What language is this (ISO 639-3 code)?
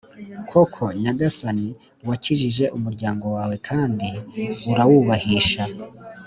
kin